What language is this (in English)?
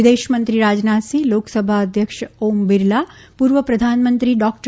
Gujarati